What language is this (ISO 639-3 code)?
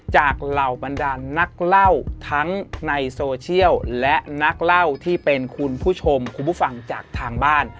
tha